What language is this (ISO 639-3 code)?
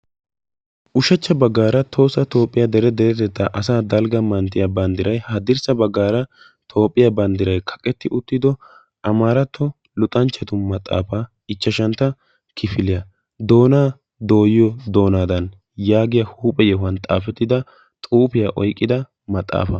wal